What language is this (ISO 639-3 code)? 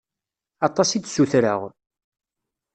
kab